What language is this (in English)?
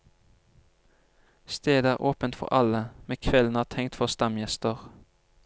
Norwegian